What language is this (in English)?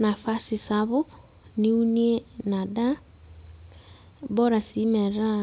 Masai